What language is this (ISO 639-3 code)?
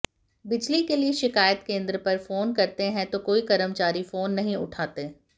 hin